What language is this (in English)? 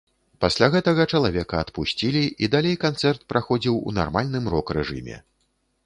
Belarusian